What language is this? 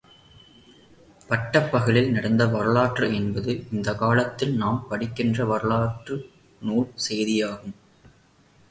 Tamil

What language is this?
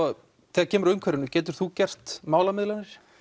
Icelandic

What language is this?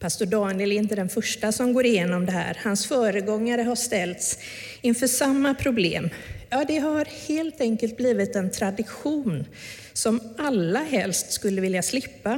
Swedish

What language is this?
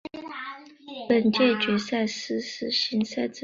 Chinese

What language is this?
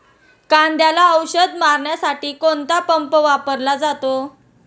Marathi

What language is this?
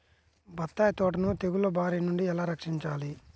Telugu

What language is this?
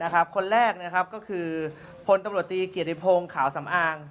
Thai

